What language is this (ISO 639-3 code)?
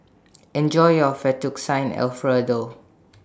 eng